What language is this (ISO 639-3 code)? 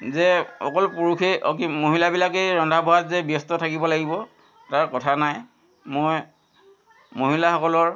asm